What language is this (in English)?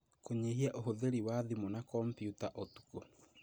Kikuyu